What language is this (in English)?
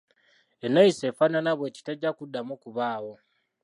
Ganda